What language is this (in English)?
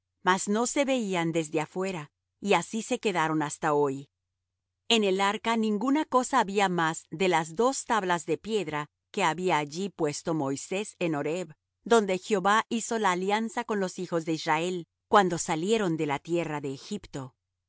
Spanish